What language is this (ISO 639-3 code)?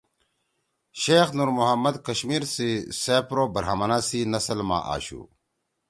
trw